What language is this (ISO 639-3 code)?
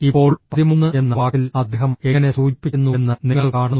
mal